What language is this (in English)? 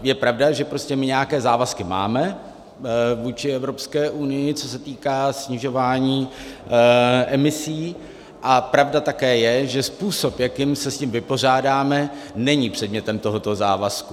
Czech